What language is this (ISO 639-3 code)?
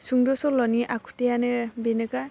brx